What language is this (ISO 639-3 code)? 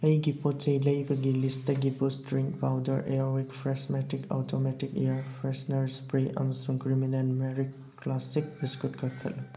mni